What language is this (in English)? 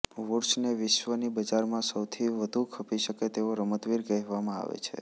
Gujarati